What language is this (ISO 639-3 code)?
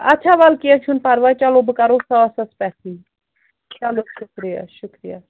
kas